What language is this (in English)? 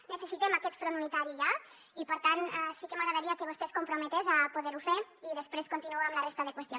Catalan